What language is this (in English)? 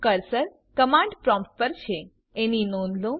Gujarati